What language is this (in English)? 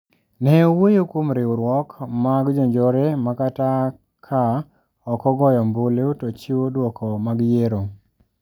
Luo (Kenya and Tanzania)